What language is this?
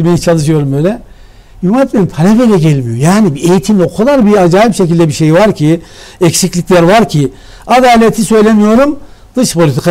Turkish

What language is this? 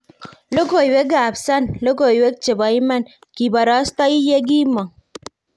Kalenjin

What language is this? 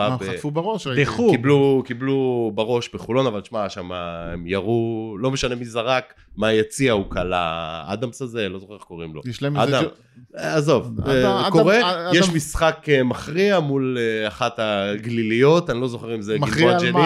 Hebrew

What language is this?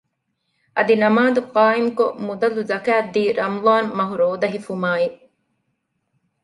Divehi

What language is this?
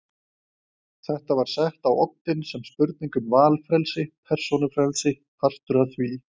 Icelandic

